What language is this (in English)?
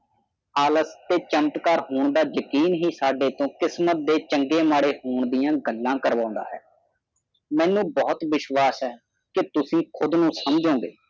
Punjabi